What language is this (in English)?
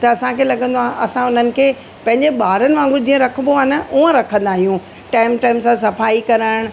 Sindhi